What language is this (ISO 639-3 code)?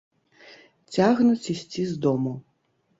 bel